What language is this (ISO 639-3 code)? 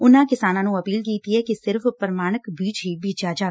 pan